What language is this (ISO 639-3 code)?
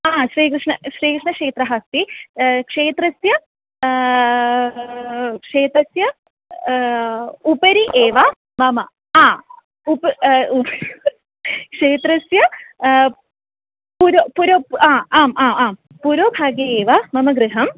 san